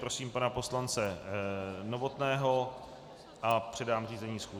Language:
Czech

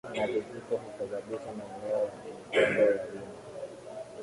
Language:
Swahili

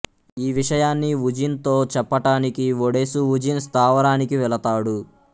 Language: Telugu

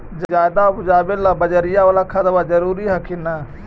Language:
Magahi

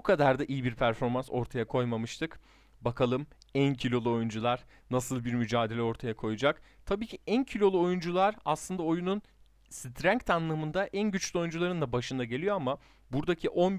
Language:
Turkish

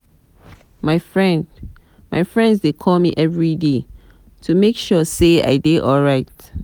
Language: Nigerian Pidgin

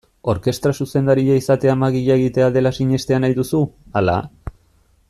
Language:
Basque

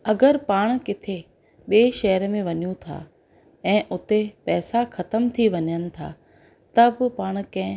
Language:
Sindhi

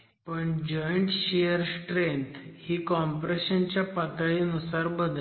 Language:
Marathi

